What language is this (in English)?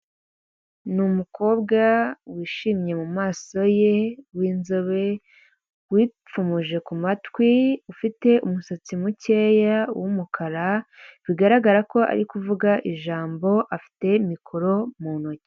Kinyarwanda